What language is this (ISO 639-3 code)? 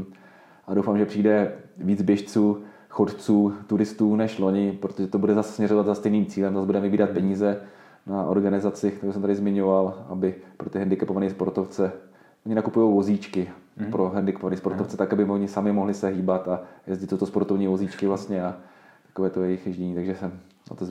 ces